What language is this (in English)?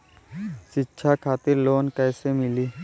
Bhojpuri